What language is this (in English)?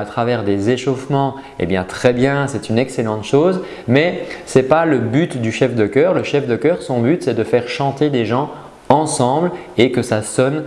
French